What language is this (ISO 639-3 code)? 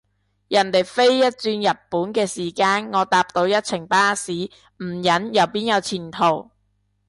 yue